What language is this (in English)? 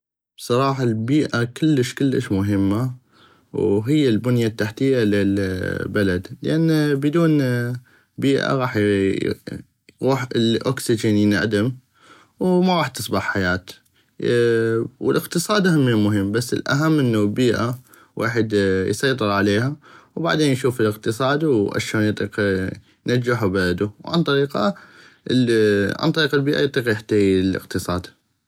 North Mesopotamian Arabic